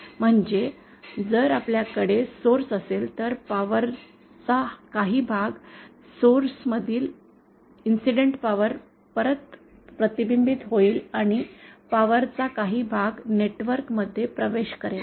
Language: Marathi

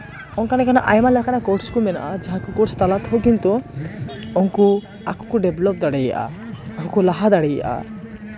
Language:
Santali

